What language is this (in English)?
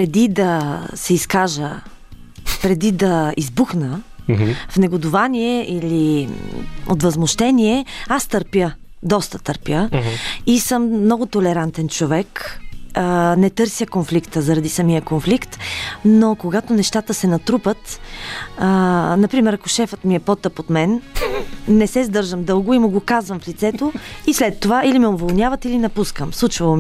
Bulgarian